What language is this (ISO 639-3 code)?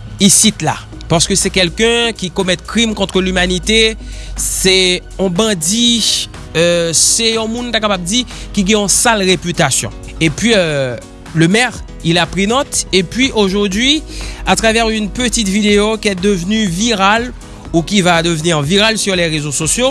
fra